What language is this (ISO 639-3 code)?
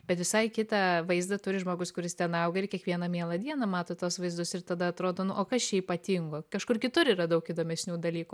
lit